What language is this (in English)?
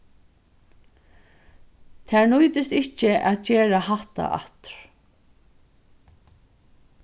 Faroese